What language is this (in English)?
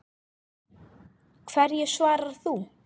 Icelandic